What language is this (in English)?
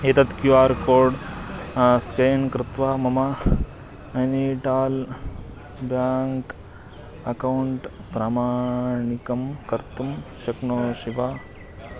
Sanskrit